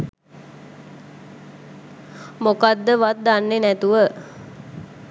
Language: Sinhala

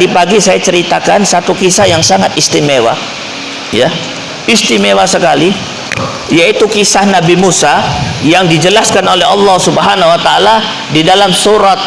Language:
Indonesian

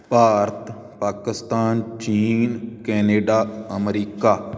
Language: Punjabi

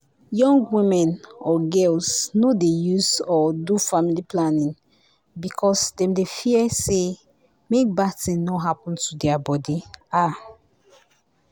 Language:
Nigerian Pidgin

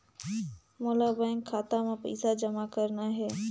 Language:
Chhattisgarhi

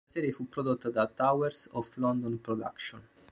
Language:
Italian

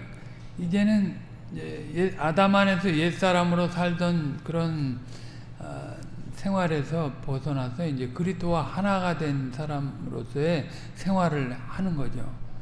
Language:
Korean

